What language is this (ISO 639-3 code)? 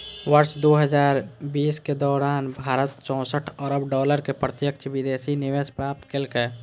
mai